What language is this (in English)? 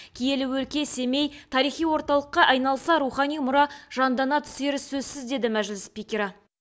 Kazakh